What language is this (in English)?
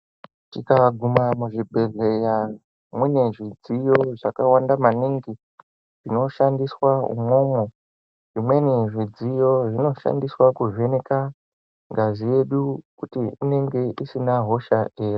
Ndau